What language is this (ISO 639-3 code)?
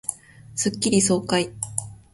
jpn